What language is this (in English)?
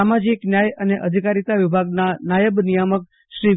Gujarati